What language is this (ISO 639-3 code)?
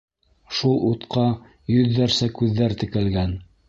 bak